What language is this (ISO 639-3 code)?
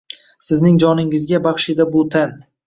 uzb